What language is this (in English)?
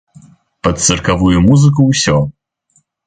Belarusian